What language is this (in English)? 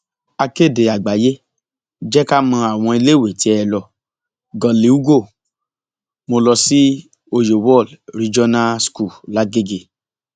Yoruba